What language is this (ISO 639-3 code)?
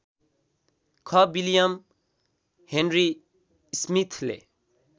nep